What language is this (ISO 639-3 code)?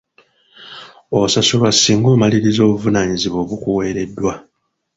lug